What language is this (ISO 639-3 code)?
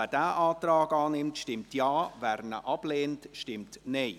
gsw